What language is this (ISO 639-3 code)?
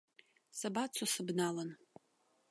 abk